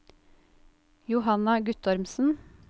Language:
Norwegian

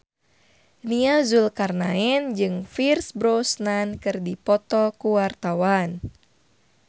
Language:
Sundanese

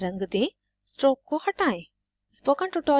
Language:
Hindi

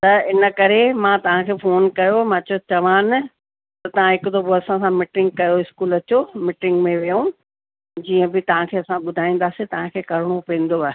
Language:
Sindhi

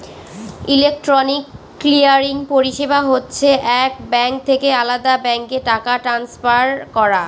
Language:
Bangla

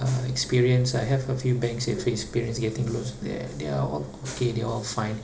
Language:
English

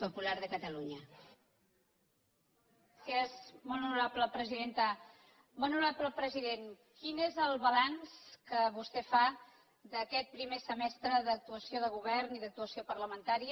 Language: Catalan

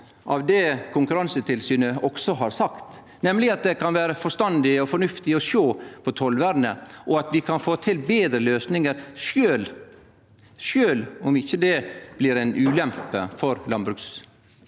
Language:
Norwegian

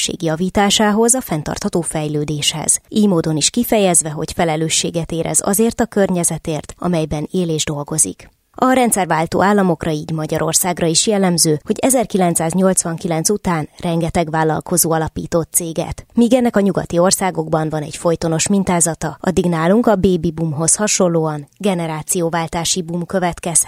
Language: Hungarian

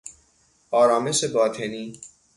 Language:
Persian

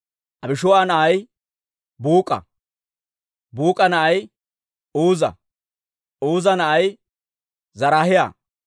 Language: Dawro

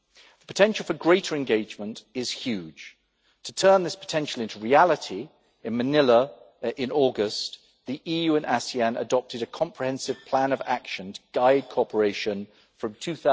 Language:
English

